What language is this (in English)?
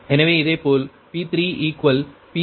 Tamil